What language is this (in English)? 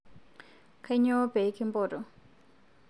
Masai